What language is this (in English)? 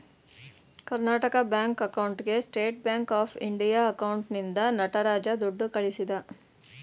Kannada